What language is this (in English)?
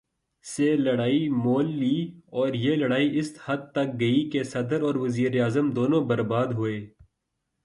Urdu